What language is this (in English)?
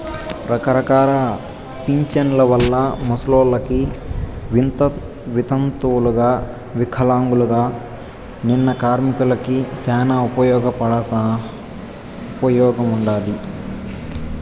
Telugu